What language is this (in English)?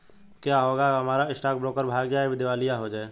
Hindi